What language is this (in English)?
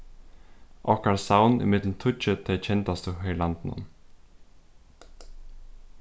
Faroese